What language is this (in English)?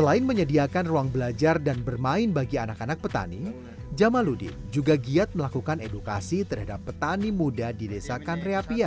Indonesian